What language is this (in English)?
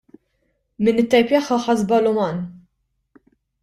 Maltese